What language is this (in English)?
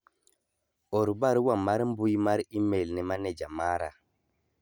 Luo (Kenya and Tanzania)